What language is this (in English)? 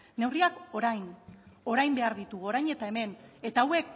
Basque